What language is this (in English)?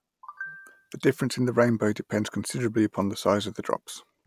English